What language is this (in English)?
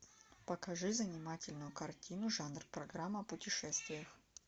Russian